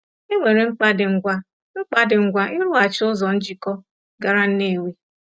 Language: Igbo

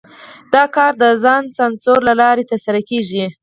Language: Pashto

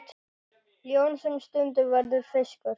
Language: Icelandic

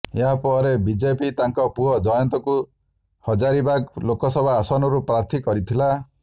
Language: Odia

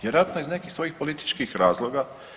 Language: Croatian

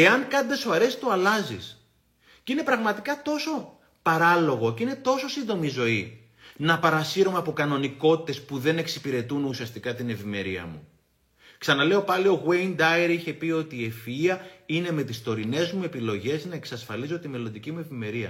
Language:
Greek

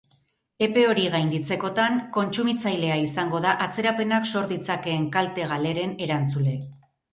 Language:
Basque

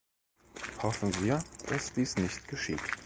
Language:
German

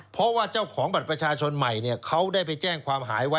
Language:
Thai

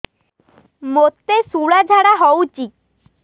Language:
Odia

